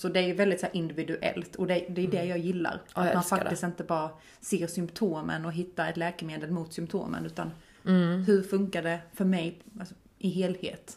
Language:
Swedish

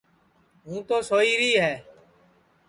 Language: Sansi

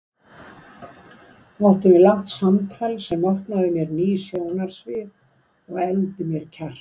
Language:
Icelandic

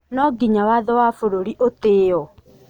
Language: Kikuyu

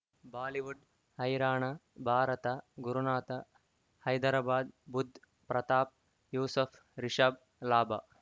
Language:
Kannada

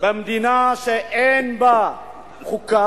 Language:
Hebrew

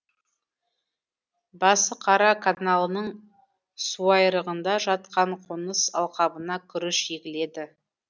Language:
Kazakh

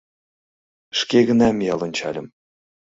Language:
Mari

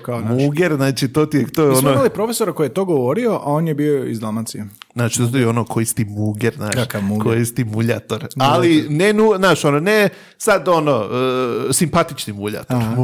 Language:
Croatian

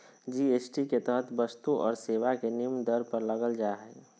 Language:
Magahi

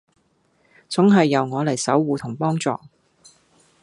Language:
Cantonese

